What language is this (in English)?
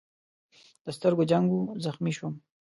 Pashto